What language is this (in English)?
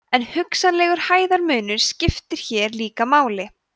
Icelandic